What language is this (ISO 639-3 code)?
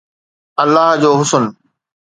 snd